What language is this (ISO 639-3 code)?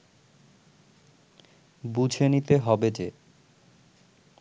ben